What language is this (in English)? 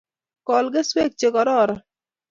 Kalenjin